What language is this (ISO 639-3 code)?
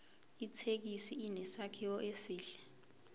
zul